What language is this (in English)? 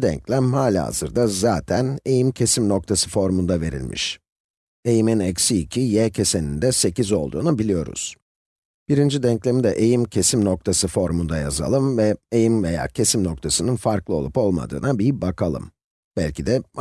Turkish